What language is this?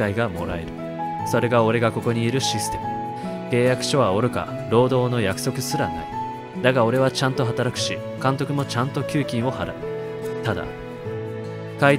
Japanese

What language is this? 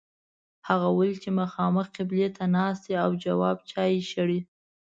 Pashto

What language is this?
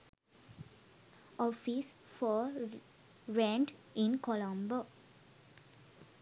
Sinhala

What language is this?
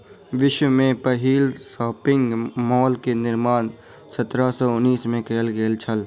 Maithili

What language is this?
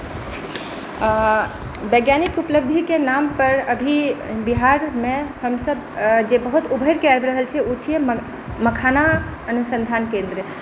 Maithili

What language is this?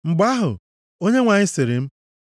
Igbo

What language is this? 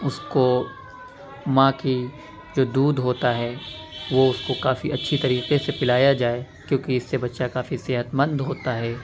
Urdu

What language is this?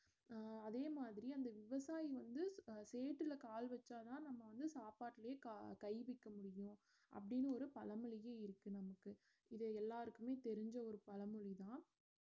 Tamil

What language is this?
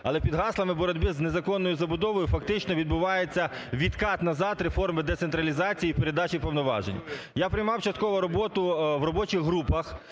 Ukrainian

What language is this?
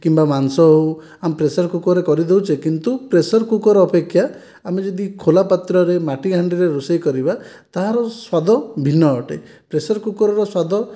Odia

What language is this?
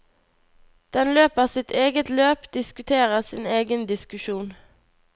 Norwegian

